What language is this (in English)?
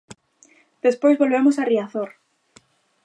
Galician